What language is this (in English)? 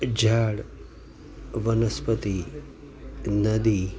Gujarati